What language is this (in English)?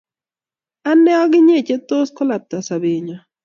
Kalenjin